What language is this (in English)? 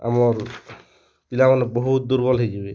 Odia